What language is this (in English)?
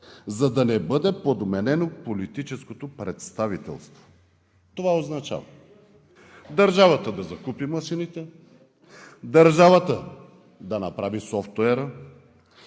Bulgarian